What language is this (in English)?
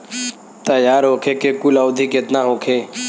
Bhojpuri